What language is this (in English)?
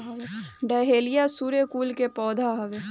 Bhojpuri